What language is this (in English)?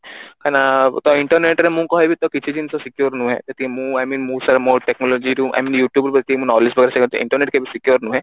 Odia